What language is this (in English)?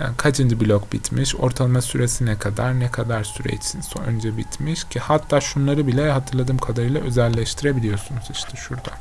Turkish